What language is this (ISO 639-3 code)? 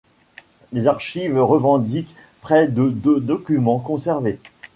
fra